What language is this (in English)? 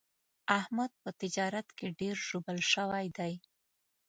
Pashto